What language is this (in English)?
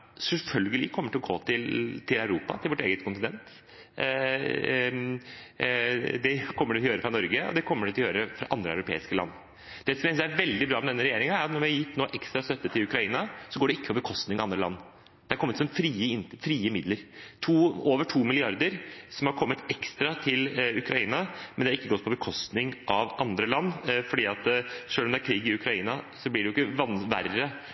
Norwegian Bokmål